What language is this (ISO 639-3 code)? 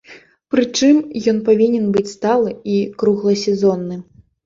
bel